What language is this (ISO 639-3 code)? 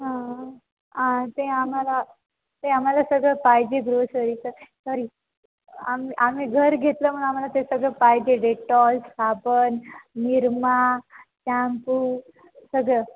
mar